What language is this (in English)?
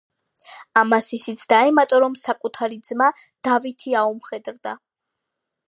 Georgian